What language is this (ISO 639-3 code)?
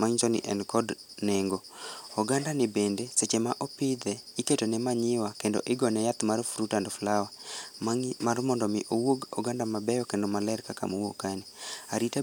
luo